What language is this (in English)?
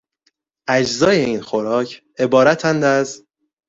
Persian